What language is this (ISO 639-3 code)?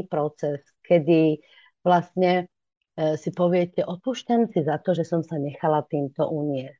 slk